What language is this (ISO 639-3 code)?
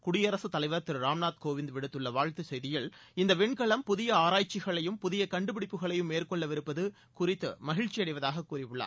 tam